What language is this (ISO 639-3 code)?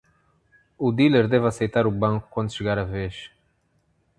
por